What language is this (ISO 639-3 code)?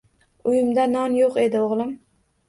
uzb